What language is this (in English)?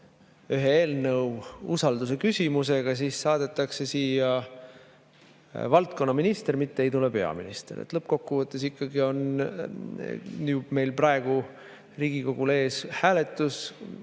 Estonian